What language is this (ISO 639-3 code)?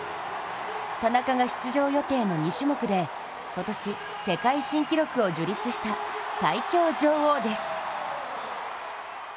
jpn